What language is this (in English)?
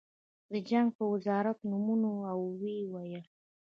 Pashto